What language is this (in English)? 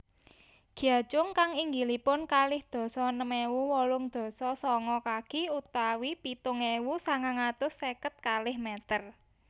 Javanese